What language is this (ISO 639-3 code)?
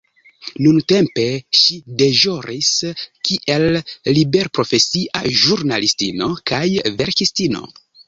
epo